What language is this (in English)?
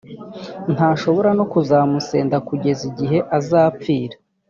Kinyarwanda